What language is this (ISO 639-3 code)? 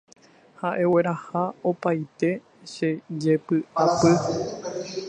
grn